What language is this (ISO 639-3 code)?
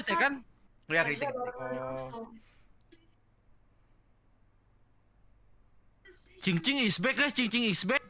ind